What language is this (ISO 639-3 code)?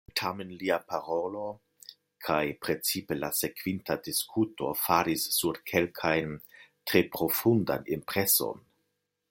epo